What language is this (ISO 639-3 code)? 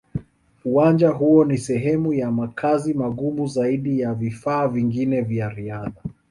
swa